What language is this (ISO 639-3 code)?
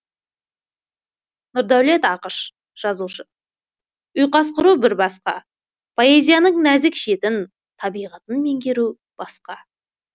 kaz